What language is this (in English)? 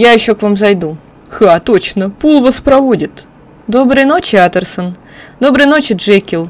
Russian